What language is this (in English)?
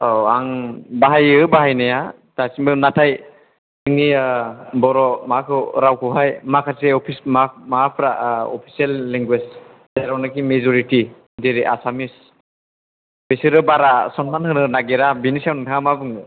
Bodo